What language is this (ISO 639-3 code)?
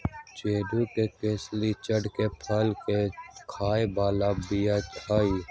mag